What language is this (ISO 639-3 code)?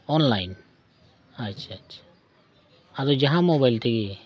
sat